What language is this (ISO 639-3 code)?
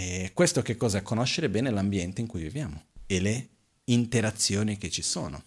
ita